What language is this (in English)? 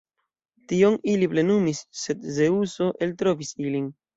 Esperanto